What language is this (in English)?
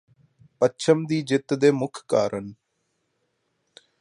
Punjabi